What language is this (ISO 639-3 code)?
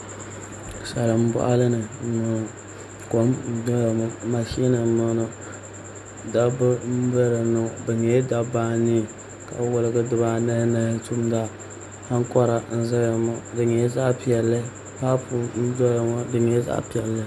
dag